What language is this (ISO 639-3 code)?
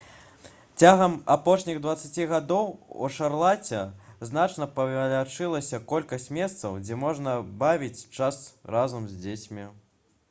bel